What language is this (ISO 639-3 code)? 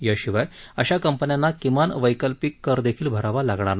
mar